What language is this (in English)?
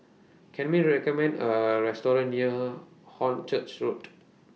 English